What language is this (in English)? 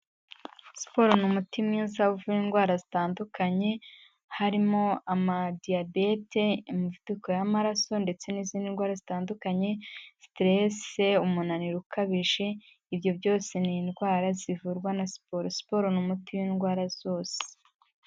Kinyarwanda